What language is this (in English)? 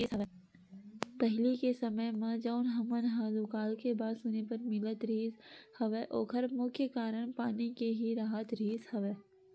Chhattisgarhi